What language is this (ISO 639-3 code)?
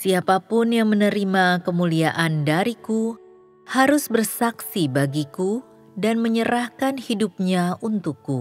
ind